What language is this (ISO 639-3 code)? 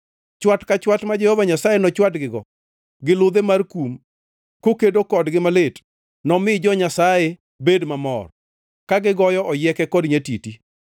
luo